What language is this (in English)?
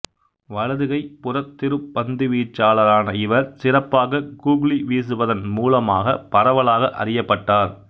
Tamil